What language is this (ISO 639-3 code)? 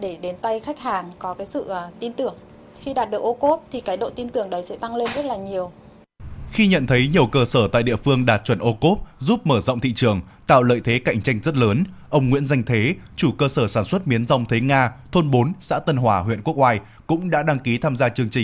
vie